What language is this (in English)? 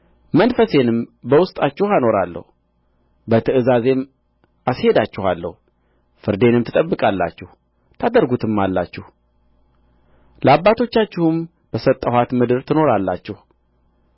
Amharic